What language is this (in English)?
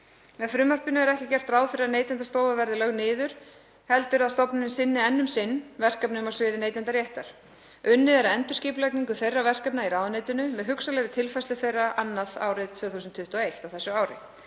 Icelandic